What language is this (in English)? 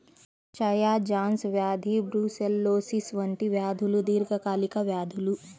Telugu